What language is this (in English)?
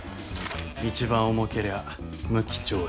Japanese